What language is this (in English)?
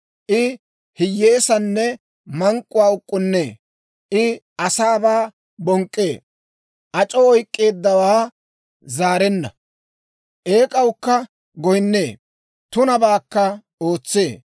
Dawro